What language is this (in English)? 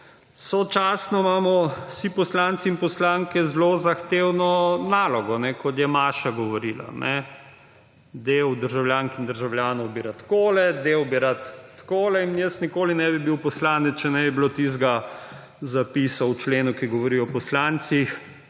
Slovenian